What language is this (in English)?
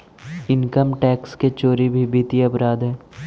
Magahi